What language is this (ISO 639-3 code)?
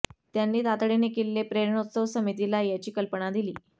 mar